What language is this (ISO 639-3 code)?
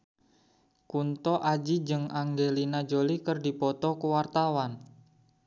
sun